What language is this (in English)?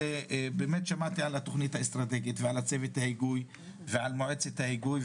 Hebrew